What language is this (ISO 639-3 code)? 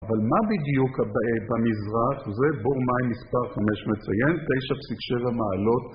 heb